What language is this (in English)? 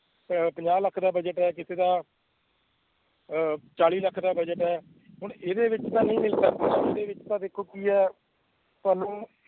Punjabi